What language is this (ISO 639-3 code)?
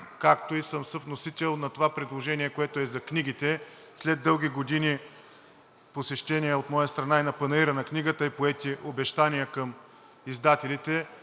bul